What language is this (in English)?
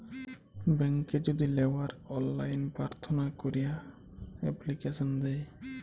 Bangla